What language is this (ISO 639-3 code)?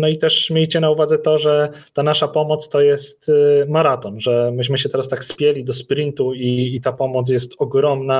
pol